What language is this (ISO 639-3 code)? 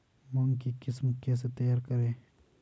hin